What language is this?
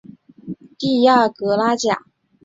Chinese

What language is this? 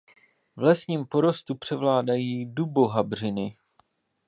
Czech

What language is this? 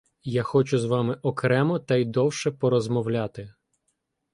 Ukrainian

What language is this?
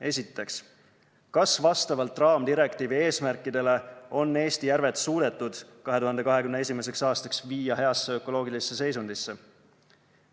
Estonian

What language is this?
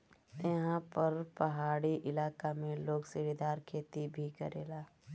Bhojpuri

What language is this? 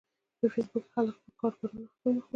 Pashto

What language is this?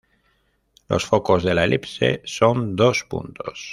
Spanish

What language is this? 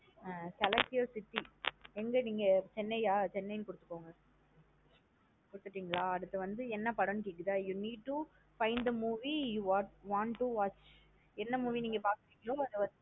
Tamil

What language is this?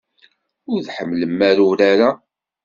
Kabyle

